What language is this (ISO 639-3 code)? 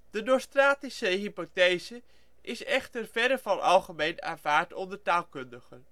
nld